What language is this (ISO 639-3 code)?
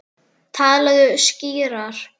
isl